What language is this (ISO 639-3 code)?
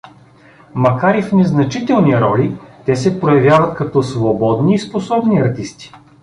bul